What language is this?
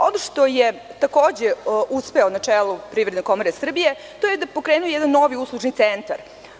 Serbian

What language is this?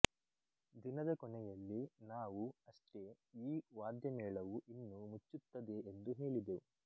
Kannada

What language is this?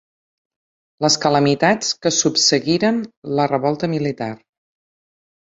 Catalan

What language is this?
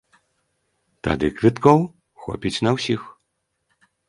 Belarusian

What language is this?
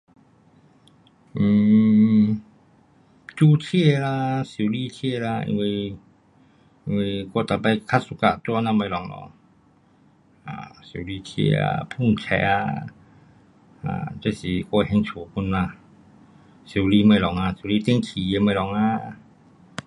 Pu-Xian Chinese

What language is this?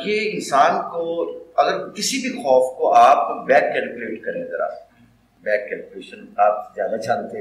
Urdu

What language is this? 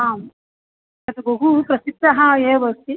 Sanskrit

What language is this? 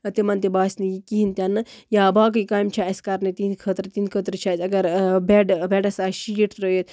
Kashmiri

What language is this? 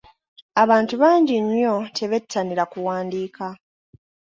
Ganda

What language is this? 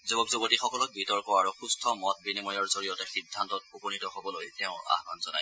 Assamese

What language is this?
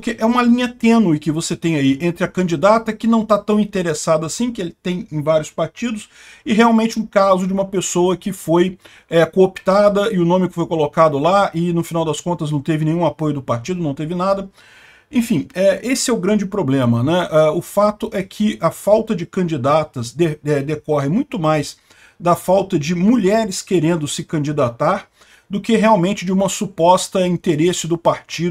Portuguese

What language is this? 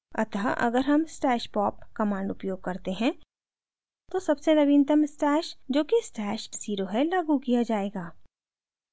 Hindi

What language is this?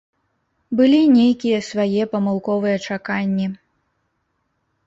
Belarusian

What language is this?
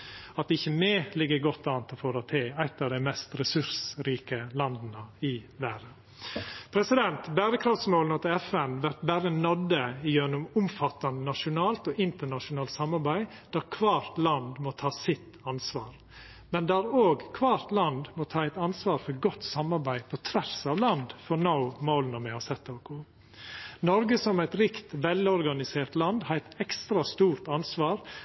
Norwegian Nynorsk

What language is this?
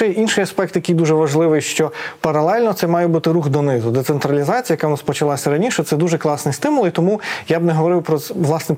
Ukrainian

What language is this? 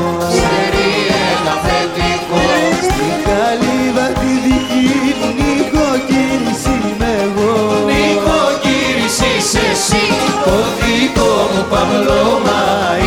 Greek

